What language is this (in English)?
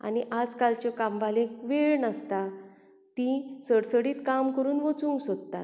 Konkani